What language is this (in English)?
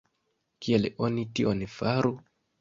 Esperanto